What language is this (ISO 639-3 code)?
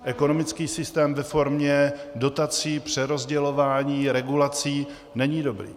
ces